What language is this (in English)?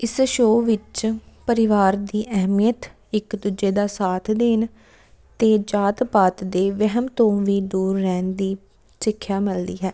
Punjabi